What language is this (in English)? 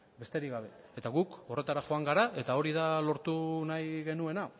Basque